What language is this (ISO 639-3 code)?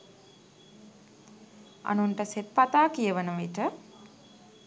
sin